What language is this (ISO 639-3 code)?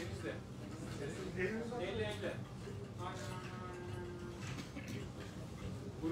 tur